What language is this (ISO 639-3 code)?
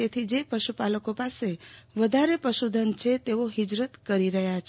guj